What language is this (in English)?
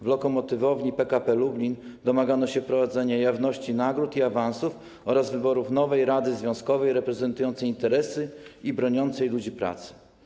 Polish